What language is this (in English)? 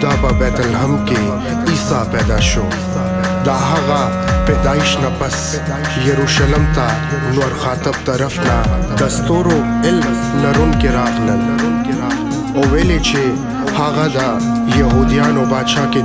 Arabic